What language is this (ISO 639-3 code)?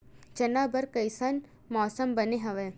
hne